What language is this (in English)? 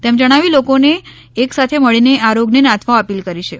Gujarati